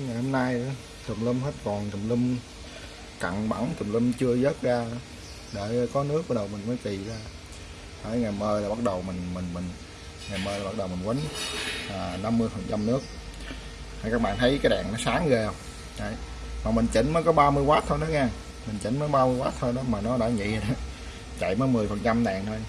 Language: Vietnamese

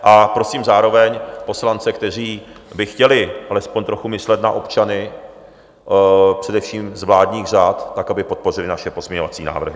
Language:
Czech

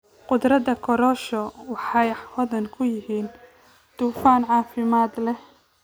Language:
Somali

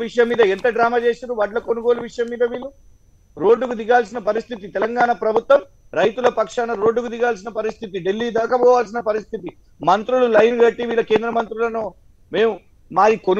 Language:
Hindi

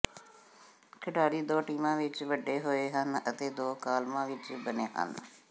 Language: Punjabi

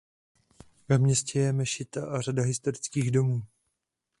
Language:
Czech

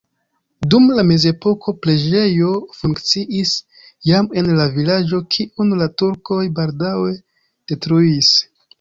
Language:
Esperanto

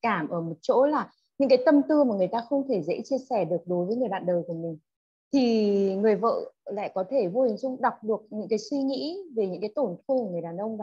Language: Vietnamese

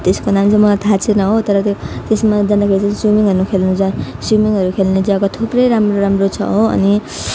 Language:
Nepali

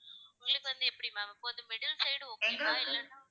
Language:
Tamil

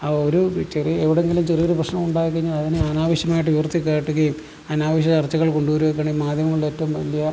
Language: Malayalam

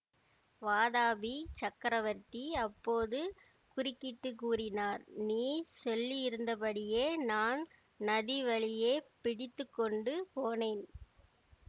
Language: Tamil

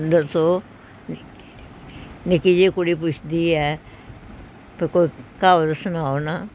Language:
Punjabi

